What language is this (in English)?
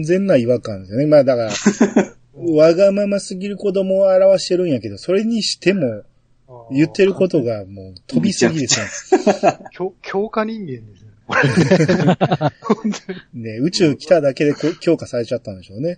Japanese